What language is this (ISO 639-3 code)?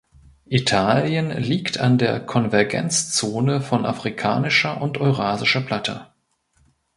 deu